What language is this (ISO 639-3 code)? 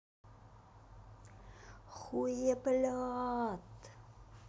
rus